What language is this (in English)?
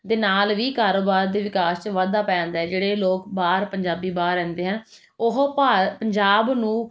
Punjabi